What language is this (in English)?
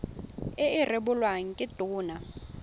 Tswana